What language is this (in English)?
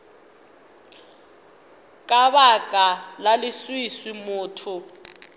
Northern Sotho